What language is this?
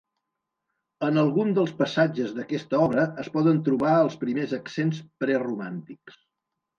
Catalan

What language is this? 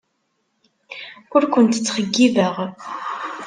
Kabyle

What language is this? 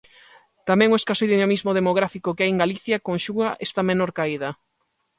Galician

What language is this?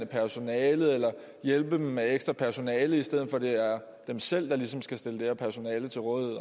Danish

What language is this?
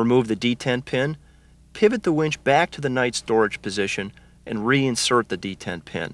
English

